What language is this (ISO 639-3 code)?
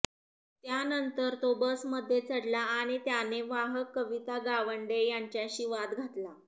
mar